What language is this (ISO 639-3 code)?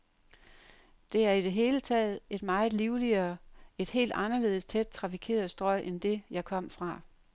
dan